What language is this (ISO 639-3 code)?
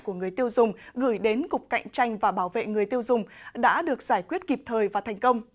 vie